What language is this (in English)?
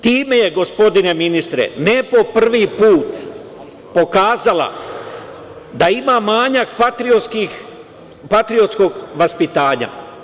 Serbian